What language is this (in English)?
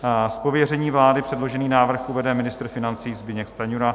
Czech